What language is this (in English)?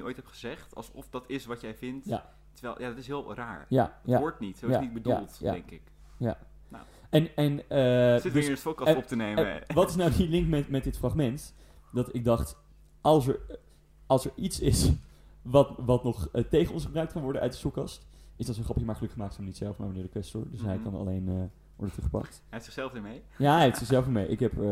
Dutch